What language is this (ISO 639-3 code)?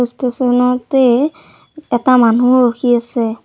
asm